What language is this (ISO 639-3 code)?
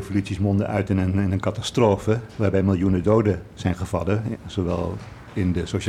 nld